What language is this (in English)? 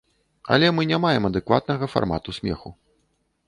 Belarusian